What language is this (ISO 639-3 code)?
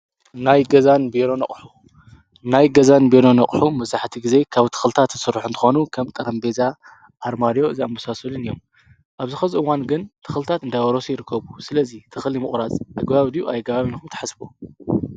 tir